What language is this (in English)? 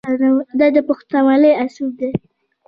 Pashto